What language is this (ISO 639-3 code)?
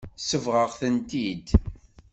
kab